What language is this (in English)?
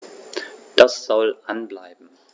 German